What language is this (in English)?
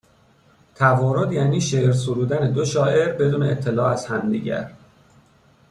Persian